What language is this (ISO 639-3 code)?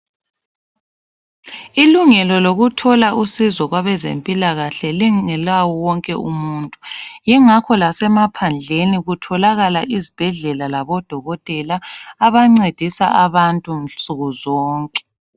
nde